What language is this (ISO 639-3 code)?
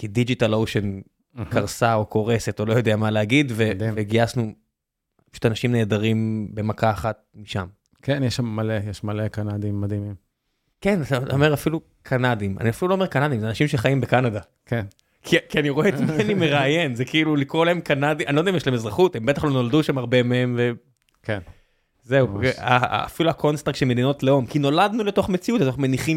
heb